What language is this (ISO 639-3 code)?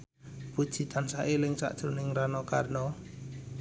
jav